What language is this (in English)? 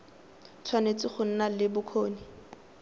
Tswana